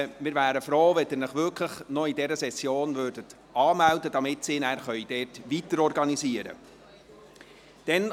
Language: Swiss German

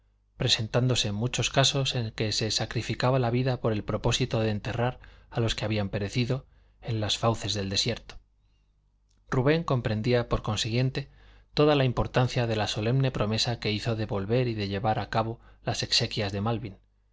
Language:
Spanish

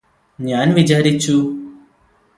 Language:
Malayalam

